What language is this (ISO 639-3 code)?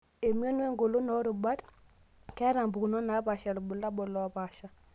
mas